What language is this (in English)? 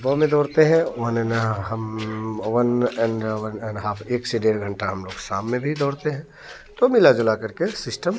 Hindi